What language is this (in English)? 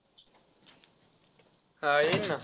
Marathi